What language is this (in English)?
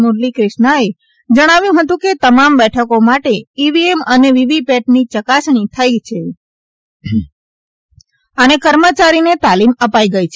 Gujarati